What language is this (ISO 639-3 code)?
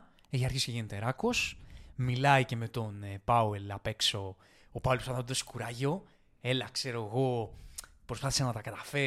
ell